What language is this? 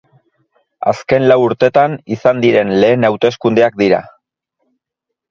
Basque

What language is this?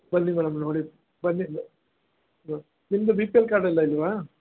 Kannada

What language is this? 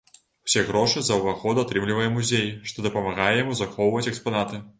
Belarusian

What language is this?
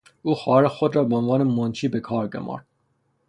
Persian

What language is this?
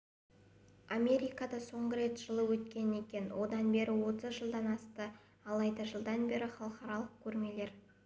Kazakh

